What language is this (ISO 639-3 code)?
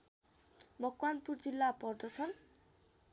nep